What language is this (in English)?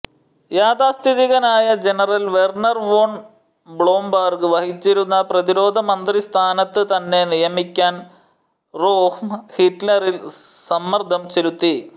Malayalam